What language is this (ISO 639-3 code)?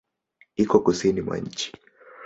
swa